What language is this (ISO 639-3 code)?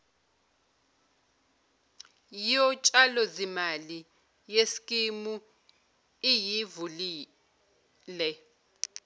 zul